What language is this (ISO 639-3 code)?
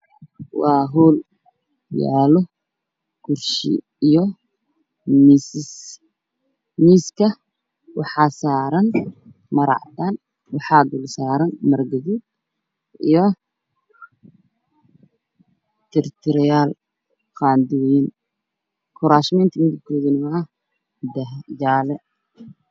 som